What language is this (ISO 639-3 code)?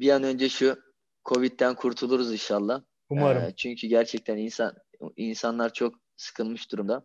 tur